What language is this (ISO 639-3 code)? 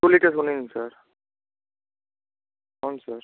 tel